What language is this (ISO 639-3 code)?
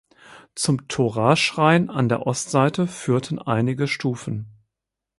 deu